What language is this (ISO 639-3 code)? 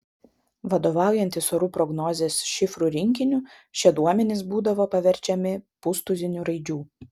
lit